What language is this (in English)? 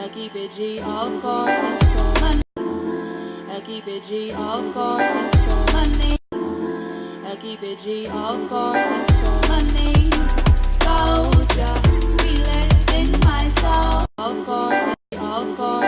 English